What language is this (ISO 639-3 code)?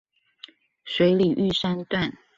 zho